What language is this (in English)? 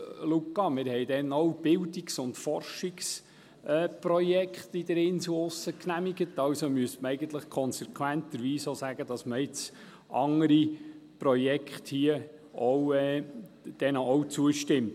Swiss German